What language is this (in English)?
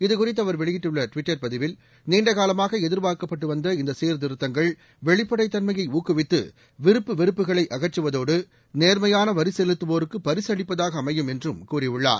Tamil